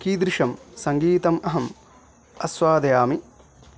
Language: Sanskrit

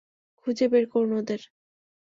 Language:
Bangla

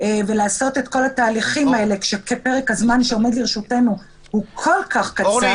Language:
Hebrew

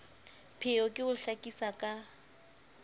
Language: Southern Sotho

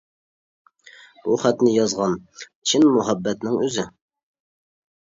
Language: Uyghur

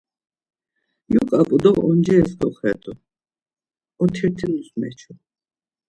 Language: Laz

